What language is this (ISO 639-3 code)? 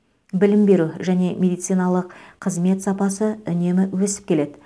kaz